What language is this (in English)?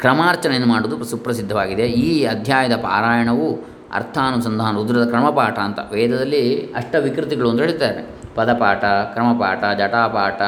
Kannada